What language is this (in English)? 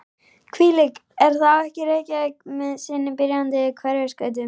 Icelandic